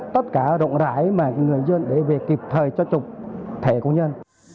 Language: Vietnamese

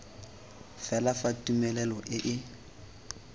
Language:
Tswana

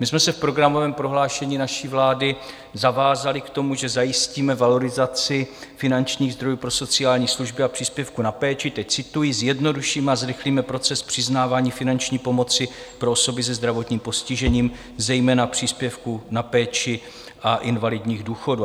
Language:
Czech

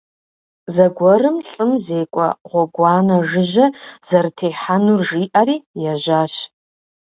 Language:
Kabardian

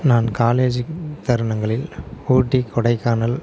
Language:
Tamil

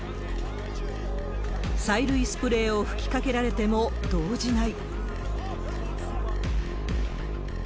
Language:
Japanese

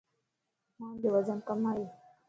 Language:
Lasi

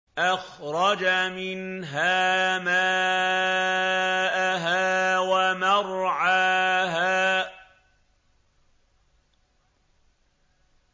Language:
Arabic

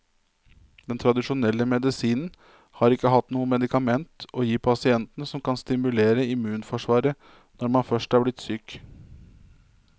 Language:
Norwegian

